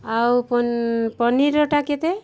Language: Odia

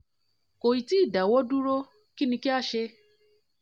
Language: Yoruba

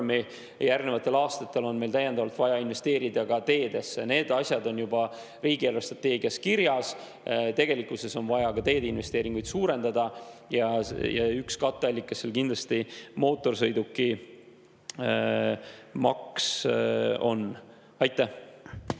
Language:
Estonian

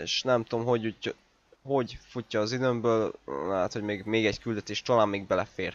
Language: Hungarian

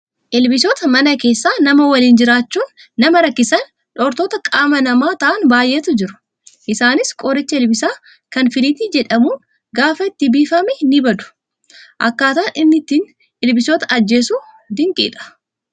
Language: Oromo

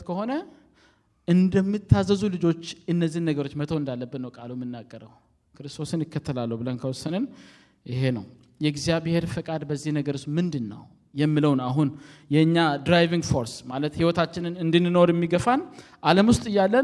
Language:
Amharic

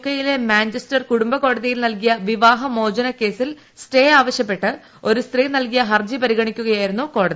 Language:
Malayalam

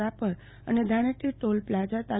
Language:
Gujarati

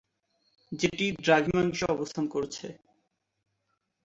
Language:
Bangla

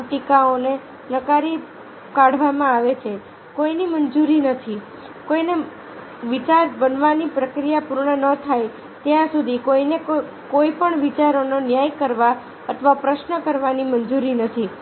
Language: Gujarati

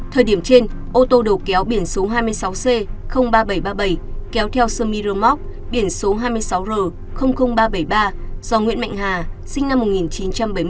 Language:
Vietnamese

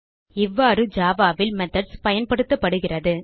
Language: Tamil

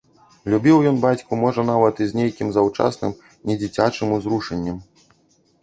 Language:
Belarusian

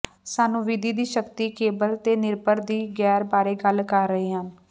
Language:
Punjabi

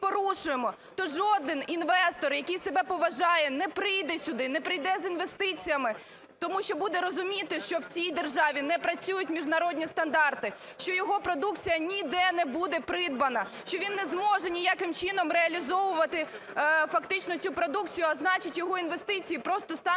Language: Ukrainian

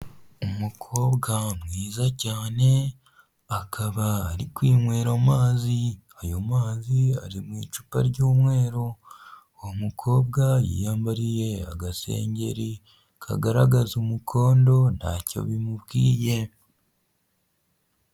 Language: Kinyarwanda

